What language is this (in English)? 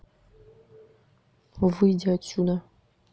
Russian